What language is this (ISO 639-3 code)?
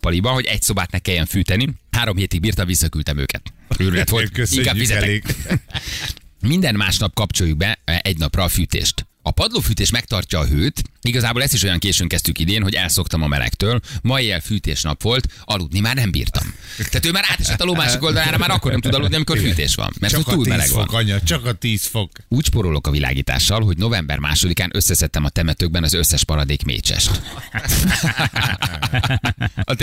hun